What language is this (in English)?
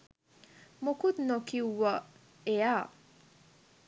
Sinhala